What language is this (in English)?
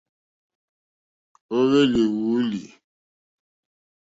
Mokpwe